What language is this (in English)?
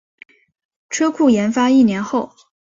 Chinese